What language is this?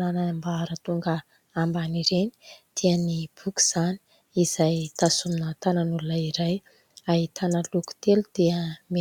Malagasy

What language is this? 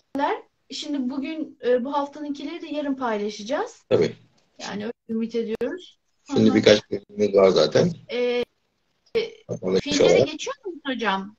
Turkish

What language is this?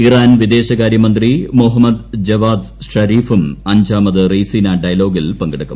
Malayalam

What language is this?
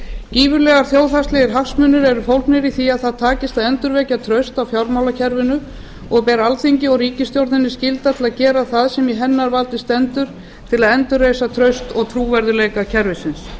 Icelandic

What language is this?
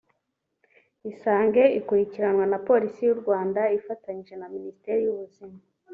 Kinyarwanda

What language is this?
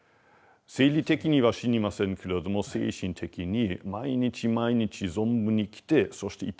Japanese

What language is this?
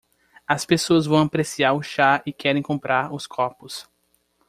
Portuguese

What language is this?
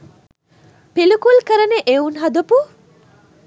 Sinhala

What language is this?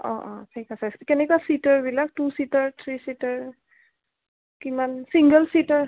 Assamese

